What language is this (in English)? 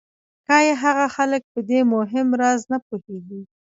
Pashto